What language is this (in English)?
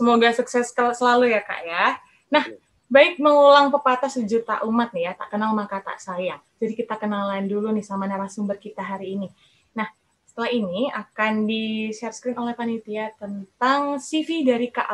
Indonesian